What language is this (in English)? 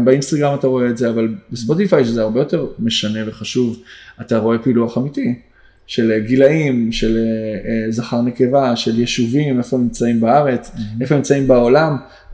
Hebrew